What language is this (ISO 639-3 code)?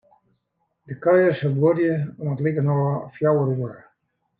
fry